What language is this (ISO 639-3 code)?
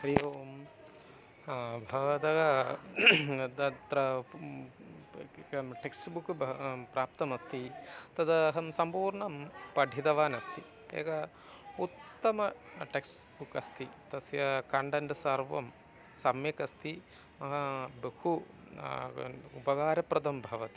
san